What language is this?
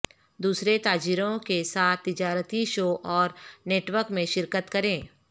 Urdu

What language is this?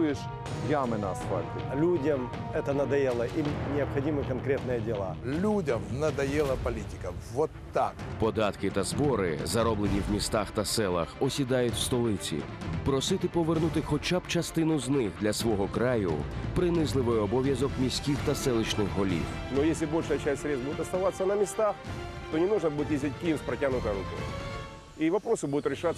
Ukrainian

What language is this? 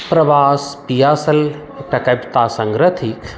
Maithili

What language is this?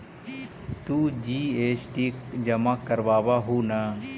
Magahi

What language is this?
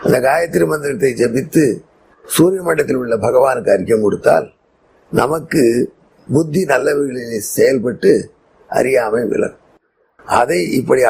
Tamil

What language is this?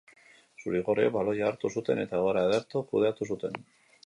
Basque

